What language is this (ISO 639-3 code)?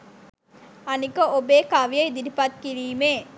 sin